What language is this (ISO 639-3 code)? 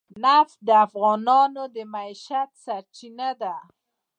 pus